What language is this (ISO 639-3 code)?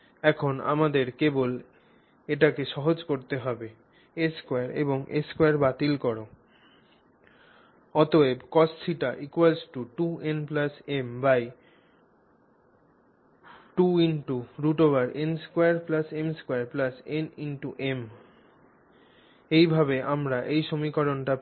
ben